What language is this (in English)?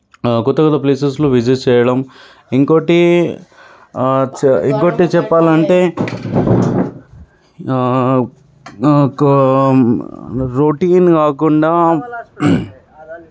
Telugu